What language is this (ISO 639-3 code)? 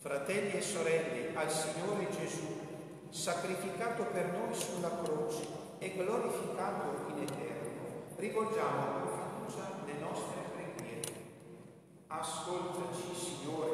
ita